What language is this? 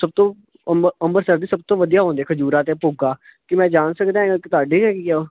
Punjabi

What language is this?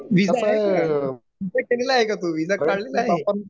Marathi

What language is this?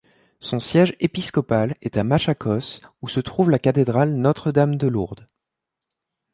French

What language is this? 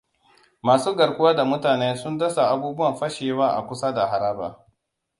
Hausa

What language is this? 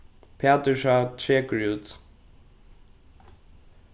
Faroese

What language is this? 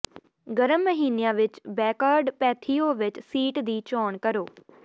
Punjabi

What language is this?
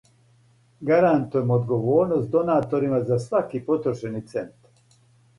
Serbian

